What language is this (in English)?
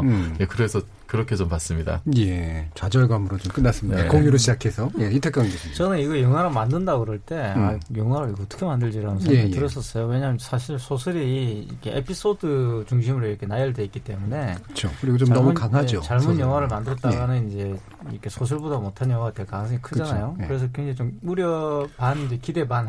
Korean